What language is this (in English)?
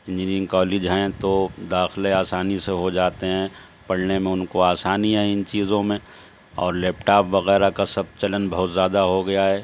Urdu